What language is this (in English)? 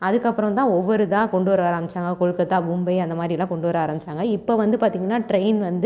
Tamil